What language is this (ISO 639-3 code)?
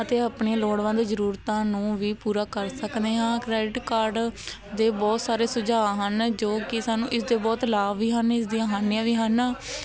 pan